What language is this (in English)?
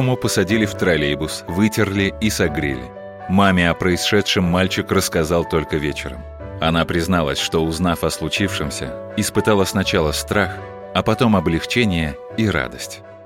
Russian